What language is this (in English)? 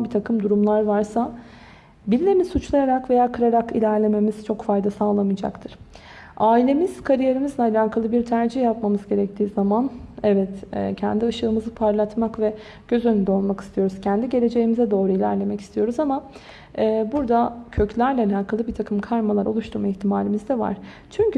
Turkish